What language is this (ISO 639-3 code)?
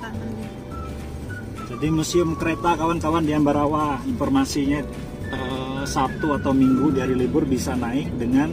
ind